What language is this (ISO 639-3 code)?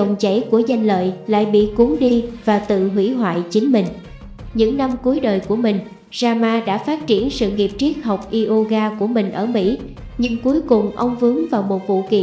vie